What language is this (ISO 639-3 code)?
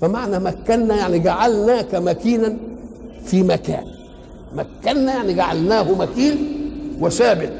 ara